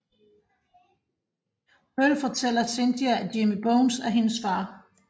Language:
Danish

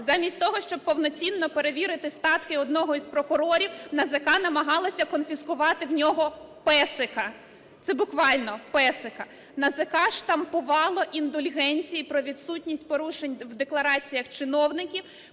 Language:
Ukrainian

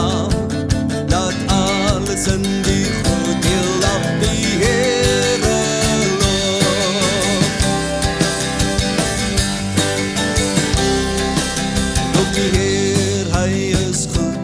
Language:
Dutch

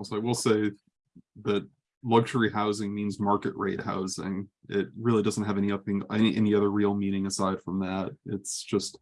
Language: English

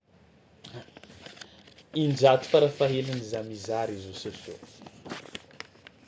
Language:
Tsimihety Malagasy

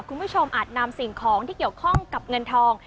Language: Thai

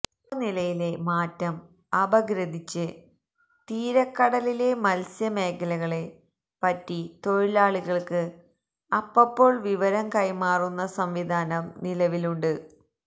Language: Malayalam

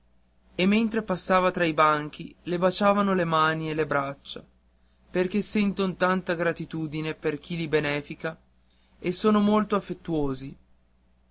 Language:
Italian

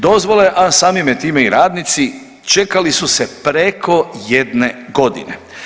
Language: Croatian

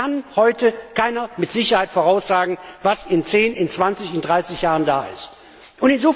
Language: German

